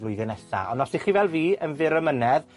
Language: Welsh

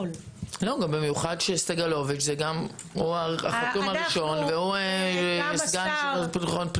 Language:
Hebrew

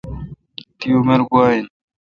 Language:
Kalkoti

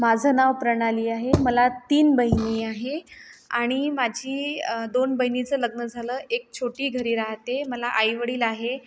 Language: Marathi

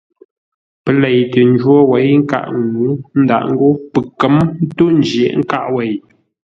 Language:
Ngombale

